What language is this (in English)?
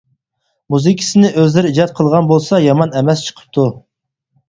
Uyghur